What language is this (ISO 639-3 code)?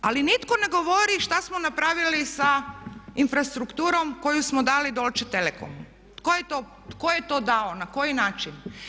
hrv